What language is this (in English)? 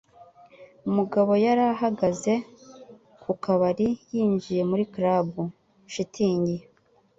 Kinyarwanda